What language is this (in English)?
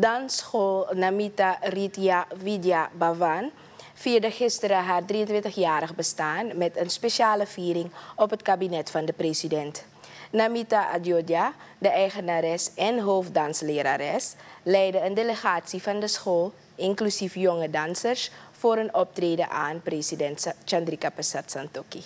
Dutch